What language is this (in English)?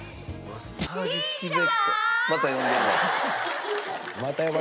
Japanese